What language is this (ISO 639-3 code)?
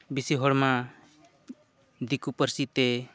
sat